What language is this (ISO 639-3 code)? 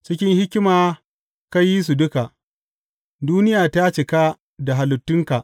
hau